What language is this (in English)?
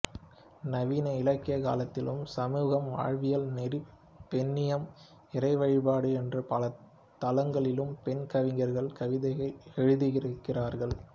Tamil